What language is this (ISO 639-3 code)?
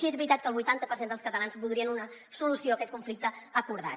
cat